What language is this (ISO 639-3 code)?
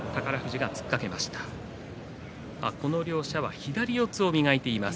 jpn